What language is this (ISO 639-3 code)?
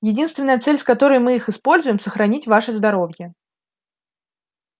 rus